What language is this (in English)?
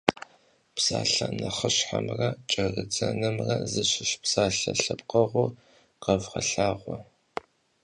Kabardian